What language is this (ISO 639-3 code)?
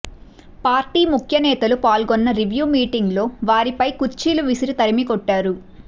tel